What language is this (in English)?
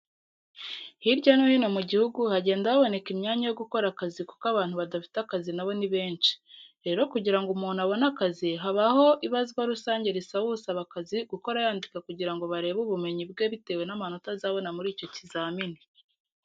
Kinyarwanda